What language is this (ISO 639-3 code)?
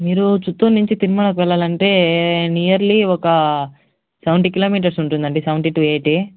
tel